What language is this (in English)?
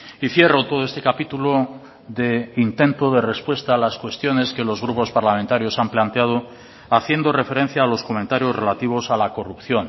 Spanish